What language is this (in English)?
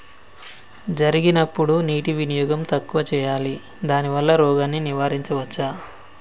Telugu